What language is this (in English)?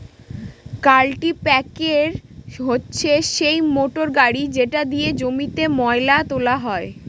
Bangla